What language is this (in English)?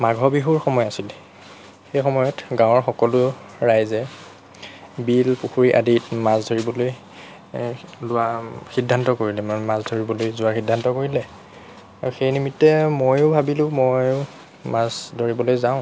Assamese